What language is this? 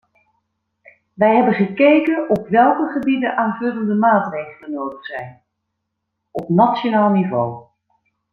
Dutch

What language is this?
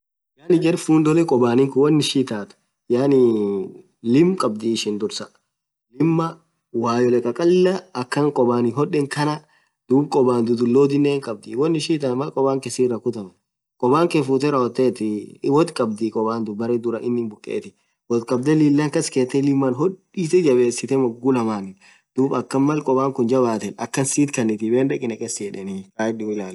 Orma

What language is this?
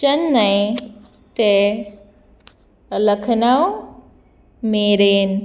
Konkani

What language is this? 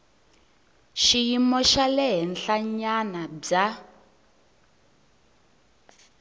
Tsonga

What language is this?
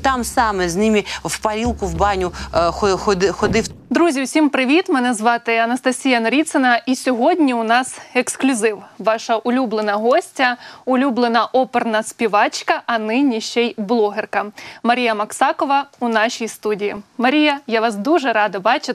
Ukrainian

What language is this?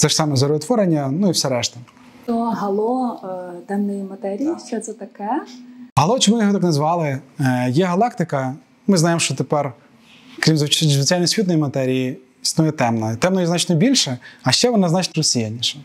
Ukrainian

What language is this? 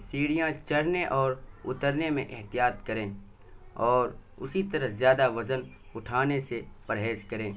Urdu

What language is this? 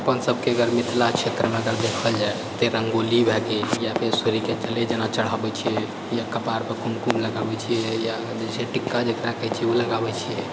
Maithili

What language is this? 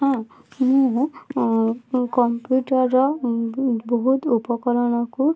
Odia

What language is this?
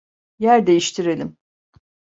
Turkish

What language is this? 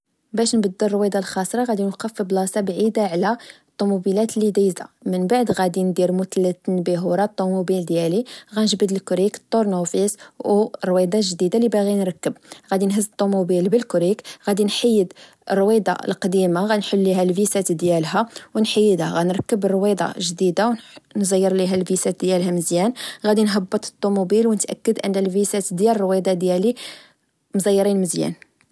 Moroccan Arabic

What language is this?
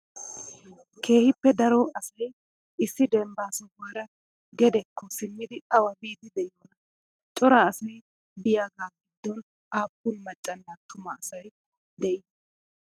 Wolaytta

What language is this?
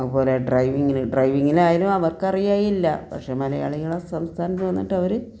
Malayalam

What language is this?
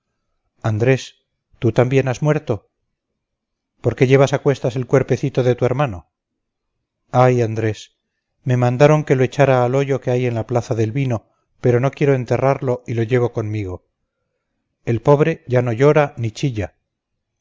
Spanish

